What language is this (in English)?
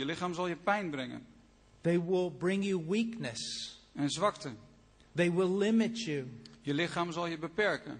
Dutch